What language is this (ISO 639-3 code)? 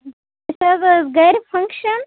kas